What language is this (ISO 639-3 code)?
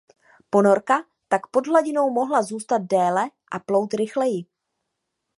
ces